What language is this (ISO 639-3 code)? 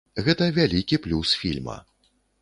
bel